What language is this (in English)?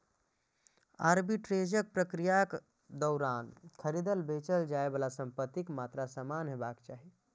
Maithili